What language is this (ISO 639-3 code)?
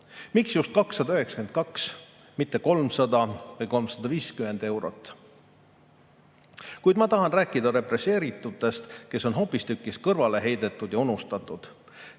est